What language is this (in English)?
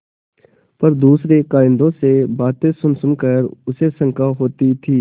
Hindi